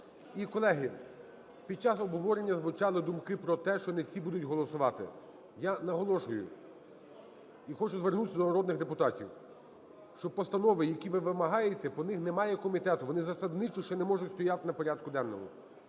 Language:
Ukrainian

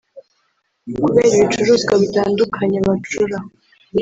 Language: Kinyarwanda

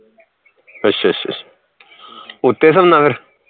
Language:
Punjabi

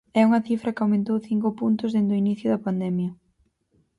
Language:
Galician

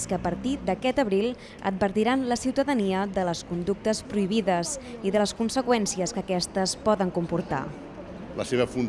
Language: Spanish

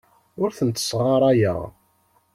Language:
Kabyle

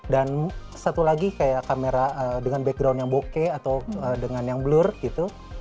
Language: Indonesian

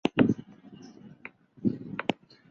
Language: Chinese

